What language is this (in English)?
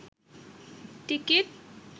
Bangla